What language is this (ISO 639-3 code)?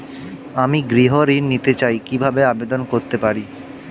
ben